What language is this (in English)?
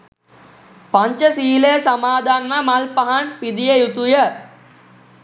Sinhala